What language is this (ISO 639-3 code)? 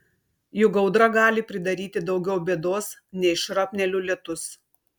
lit